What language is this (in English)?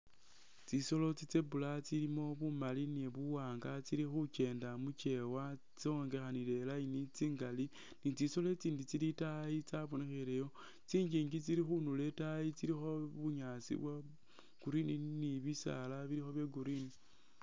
Masaaba